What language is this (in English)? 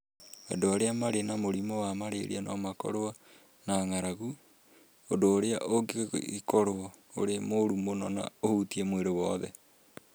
Kikuyu